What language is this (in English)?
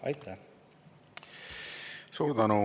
Estonian